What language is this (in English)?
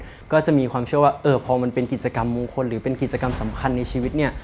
Thai